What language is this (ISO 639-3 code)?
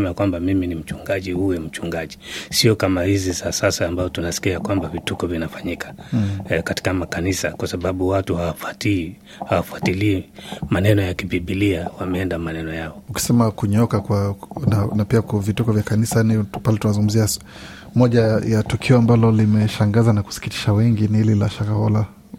swa